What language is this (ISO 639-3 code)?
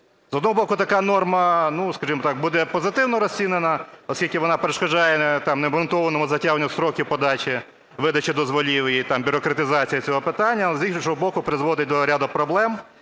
ukr